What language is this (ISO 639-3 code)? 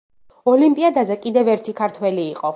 kat